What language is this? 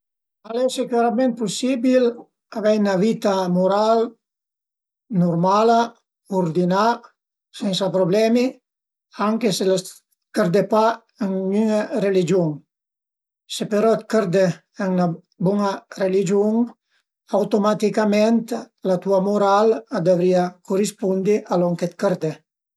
Piedmontese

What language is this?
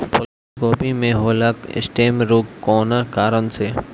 Bhojpuri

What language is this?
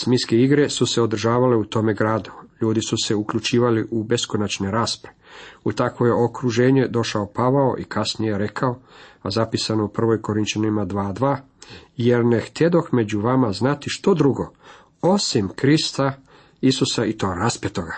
Croatian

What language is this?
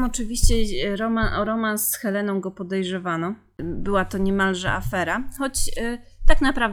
Polish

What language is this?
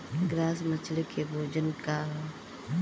Bhojpuri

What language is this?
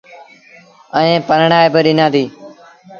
Sindhi Bhil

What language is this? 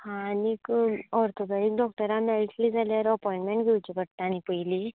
Konkani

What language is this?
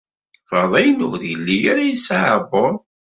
Kabyle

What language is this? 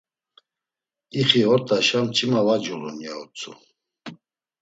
Laz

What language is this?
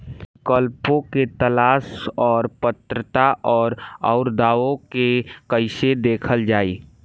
Bhojpuri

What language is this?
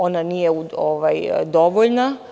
Serbian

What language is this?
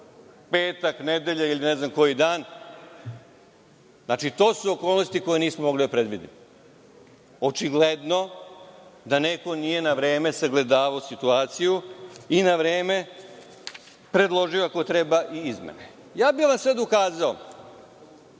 Serbian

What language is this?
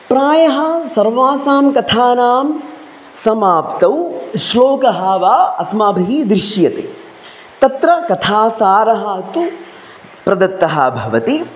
Sanskrit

